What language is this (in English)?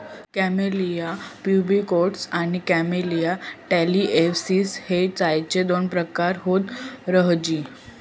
Marathi